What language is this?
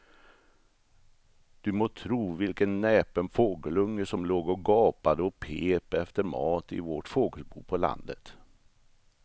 Swedish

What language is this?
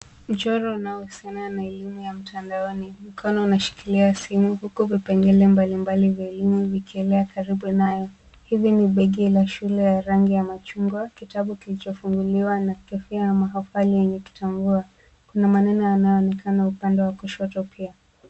Swahili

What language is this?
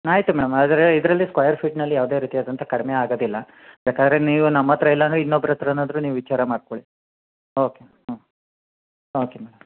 Kannada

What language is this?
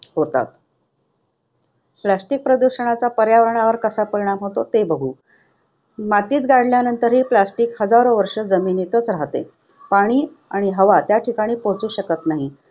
Marathi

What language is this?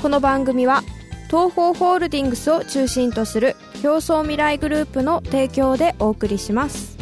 Japanese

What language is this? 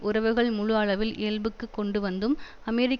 Tamil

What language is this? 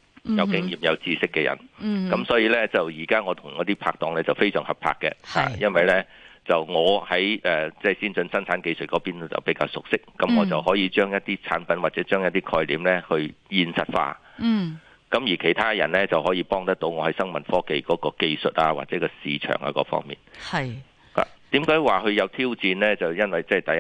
Chinese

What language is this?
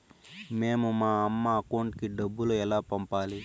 Telugu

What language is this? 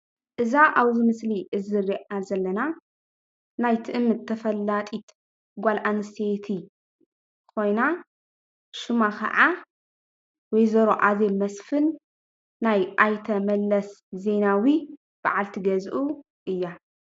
Tigrinya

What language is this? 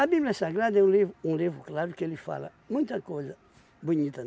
Portuguese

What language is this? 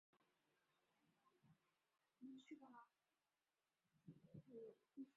Chinese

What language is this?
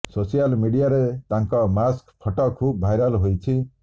Odia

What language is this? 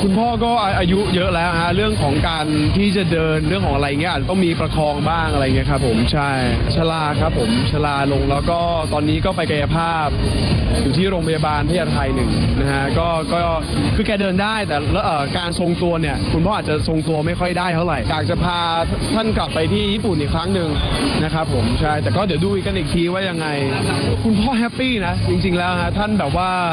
Thai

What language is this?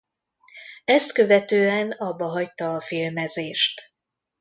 Hungarian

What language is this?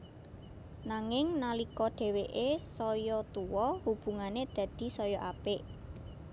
Javanese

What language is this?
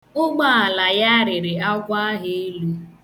Igbo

